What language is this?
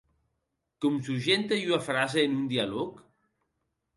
Occitan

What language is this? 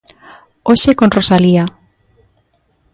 Galician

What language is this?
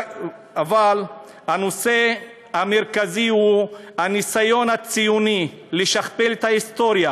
Hebrew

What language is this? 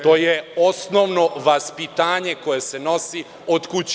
Serbian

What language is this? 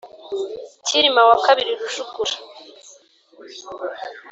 Kinyarwanda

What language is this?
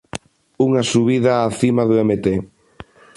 Galician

